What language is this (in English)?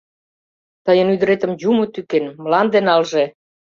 Mari